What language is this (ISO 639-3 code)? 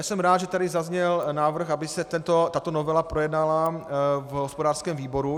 ces